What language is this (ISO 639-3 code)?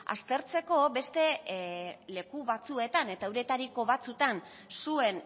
eus